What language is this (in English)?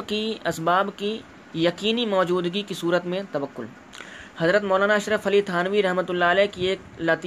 Urdu